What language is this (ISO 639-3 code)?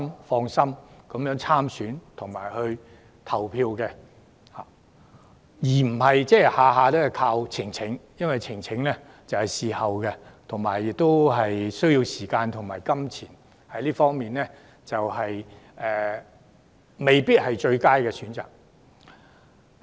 yue